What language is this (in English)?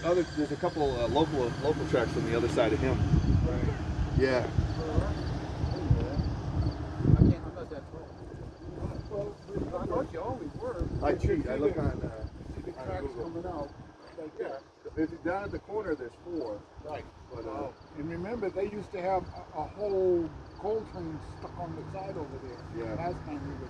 English